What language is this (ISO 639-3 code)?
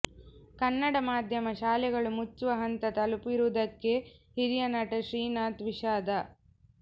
kan